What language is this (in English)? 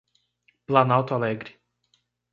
Portuguese